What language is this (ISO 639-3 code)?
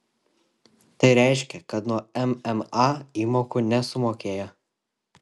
lit